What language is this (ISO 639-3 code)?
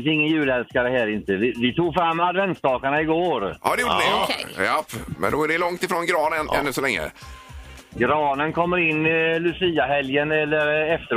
swe